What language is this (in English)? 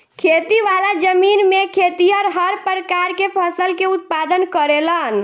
Bhojpuri